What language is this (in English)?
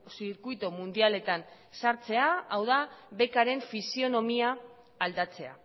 Basque